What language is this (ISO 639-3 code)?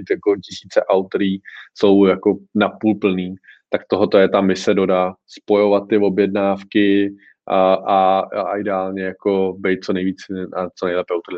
ces